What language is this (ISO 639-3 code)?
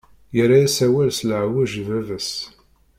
kab